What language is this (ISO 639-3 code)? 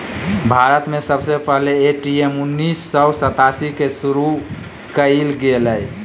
mag